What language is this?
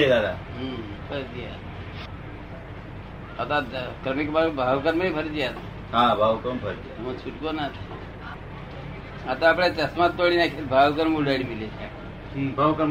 Gujarati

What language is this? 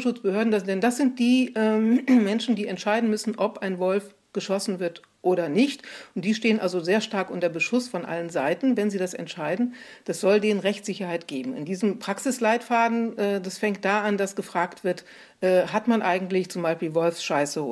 German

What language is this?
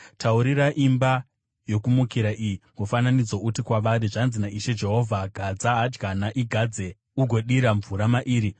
Shona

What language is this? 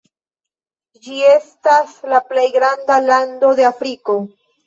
Esperanto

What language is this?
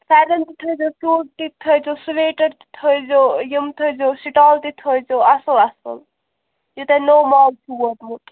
Kashmiri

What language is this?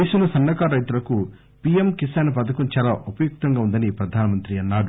Telugu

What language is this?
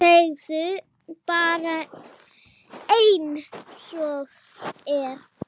Icelandic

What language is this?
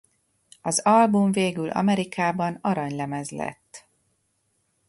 Hungarian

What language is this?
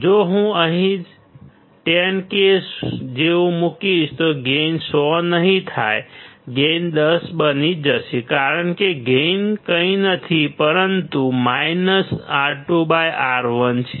Gujarati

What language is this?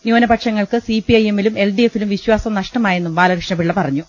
Malayalam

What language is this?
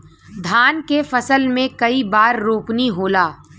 Bhojpuri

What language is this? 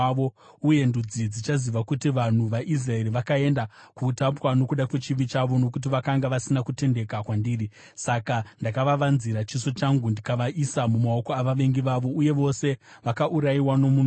Shona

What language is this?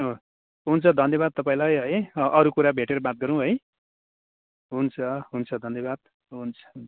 Nepali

